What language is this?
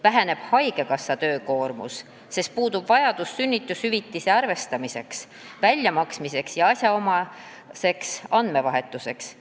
Estonian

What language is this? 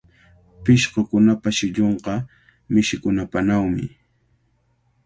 Cajatambo North Lima Quechua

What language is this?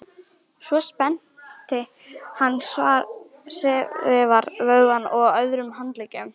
Icelandic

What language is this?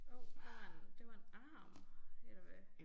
Danish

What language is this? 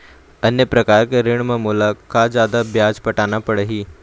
Chhattisgarhi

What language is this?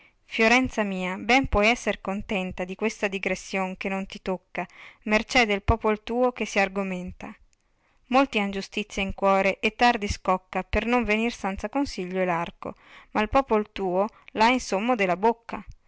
Italian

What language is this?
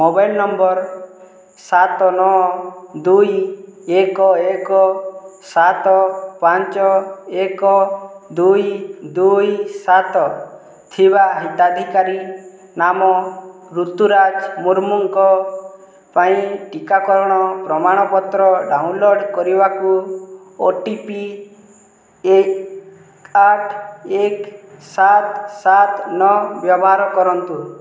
Odia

